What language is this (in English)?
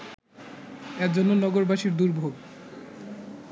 Bangla